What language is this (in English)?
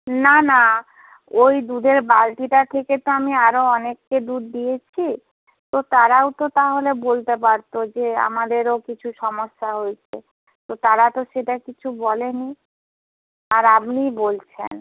Bangla